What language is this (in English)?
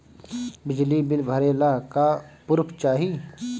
Bhojpuri